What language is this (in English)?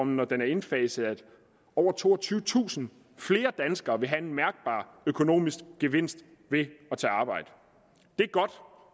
Danish